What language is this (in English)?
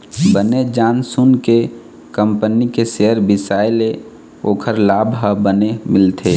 Chhattisgarhi